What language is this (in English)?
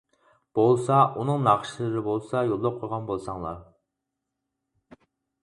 Uyghur